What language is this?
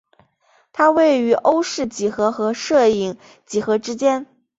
Chinese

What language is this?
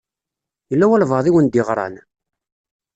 Kabyle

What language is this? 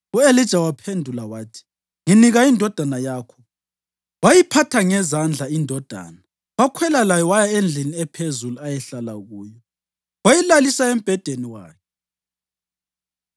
North Ndebele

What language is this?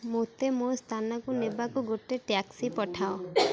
Odia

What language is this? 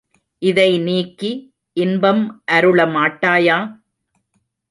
Tamil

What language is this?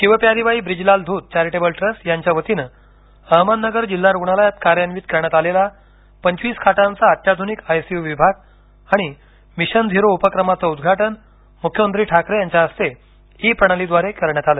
Marathi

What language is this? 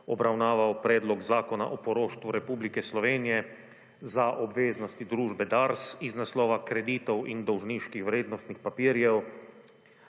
Slovenian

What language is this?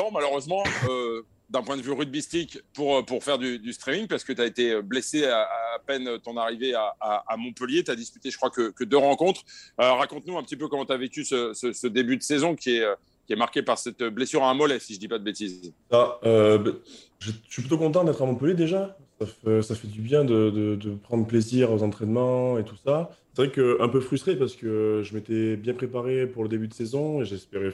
French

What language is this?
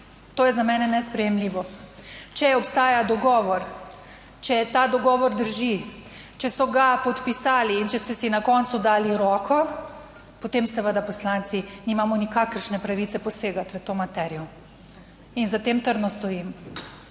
Slovenian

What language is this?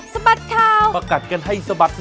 Thai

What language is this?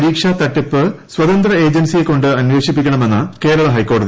Malayalam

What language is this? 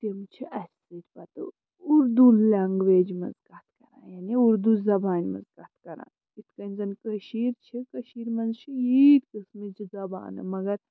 Kashmiri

